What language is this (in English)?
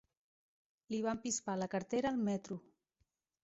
Catalan